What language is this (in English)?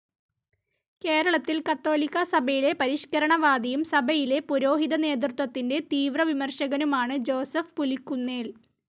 Malayalam